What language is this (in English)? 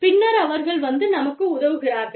Tamil